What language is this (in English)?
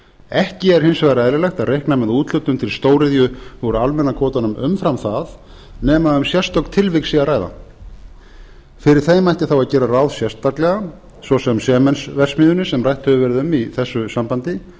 Icelandic